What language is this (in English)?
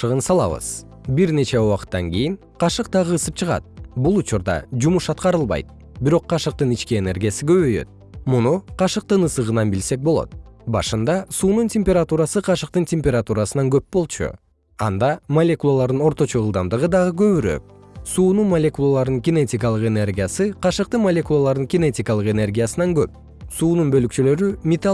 Kyrgyz